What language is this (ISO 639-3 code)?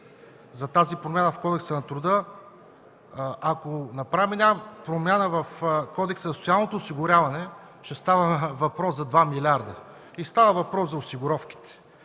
bul